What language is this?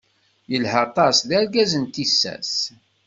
Kabyle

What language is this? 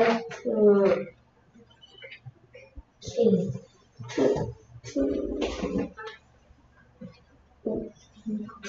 Korean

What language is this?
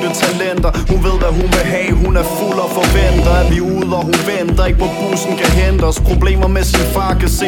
Danish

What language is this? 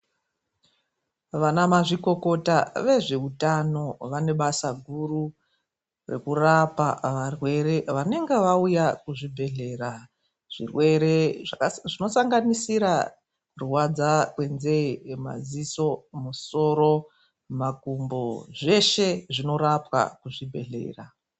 Ndau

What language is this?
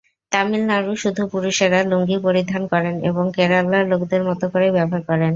Bangla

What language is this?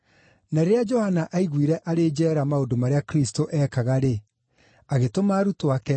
Kikuyu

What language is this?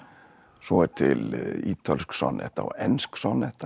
Icelandic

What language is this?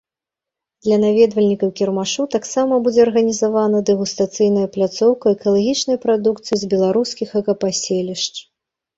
Belarusian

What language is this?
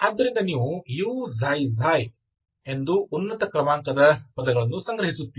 Kannada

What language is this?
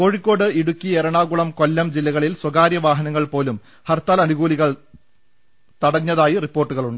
Malayalam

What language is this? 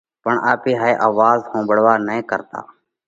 Parkari Koli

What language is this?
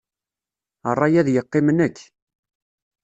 Kabyle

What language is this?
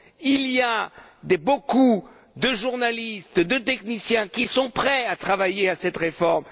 French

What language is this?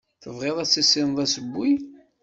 Kabyle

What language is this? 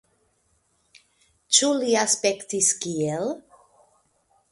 Esperanto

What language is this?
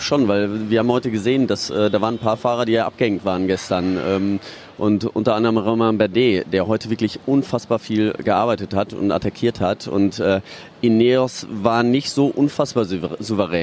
German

